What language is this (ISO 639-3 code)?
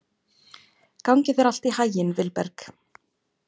isl